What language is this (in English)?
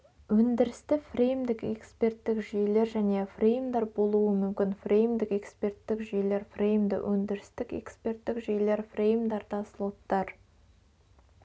Kazakh